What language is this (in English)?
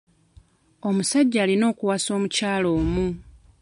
Ganda